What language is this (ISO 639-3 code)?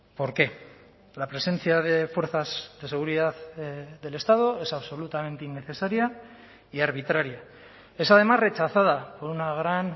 spa